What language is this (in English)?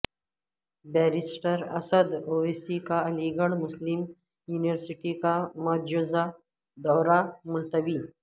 Urdu